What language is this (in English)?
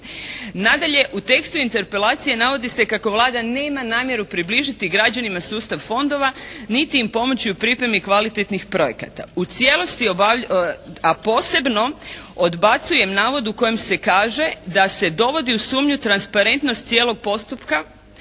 Croatian